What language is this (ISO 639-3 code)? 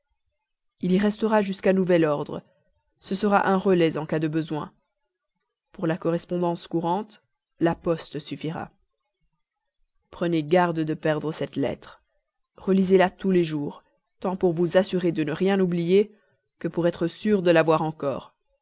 fra